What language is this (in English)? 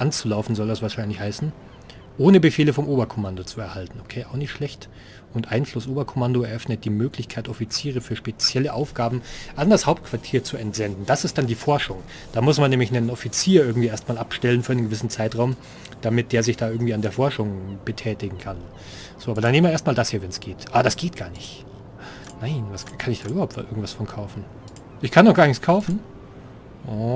German